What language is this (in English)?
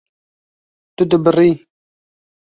Kurdish